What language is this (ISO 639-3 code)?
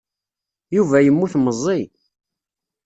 kab